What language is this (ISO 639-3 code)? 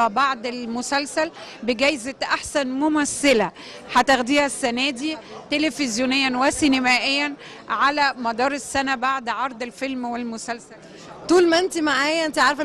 ara